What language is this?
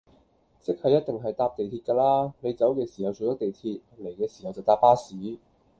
Cantonese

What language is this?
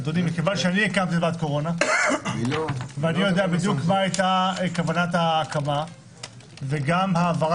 Hebrew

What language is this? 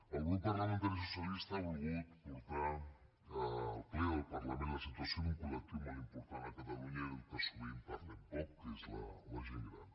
Catalan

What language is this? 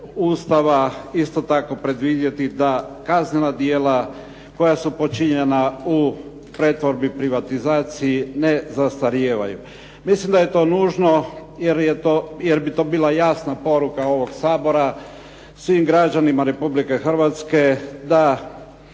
Croatian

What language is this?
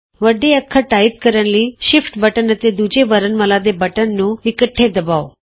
Punjabi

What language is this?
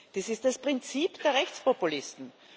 German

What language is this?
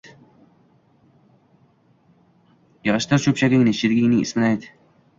Uzbek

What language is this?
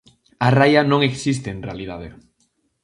Galician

